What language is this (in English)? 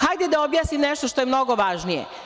Serbian